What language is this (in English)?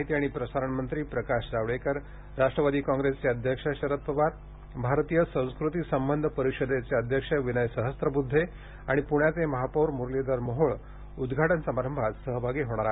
Marathi